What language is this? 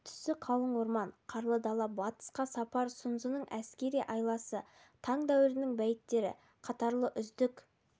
Kazakh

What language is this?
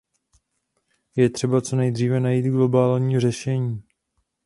Czech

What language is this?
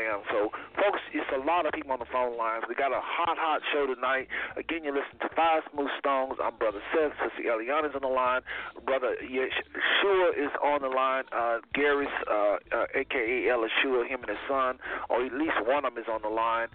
English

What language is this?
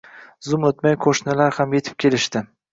Uzbek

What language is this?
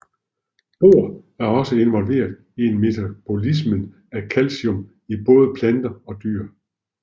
Danish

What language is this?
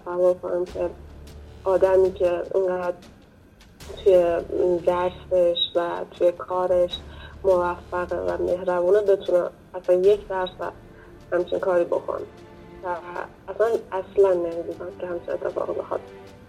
Persian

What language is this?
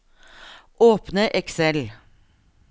Norwegian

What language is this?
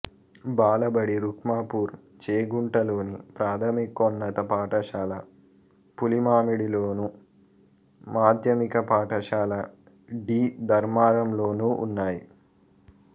Telugu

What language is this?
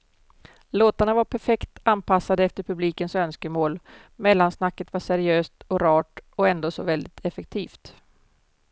Swedish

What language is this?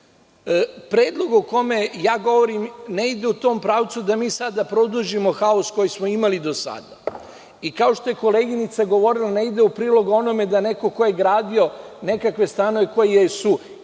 Serbian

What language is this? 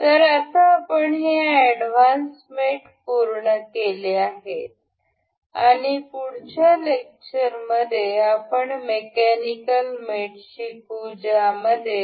Marathi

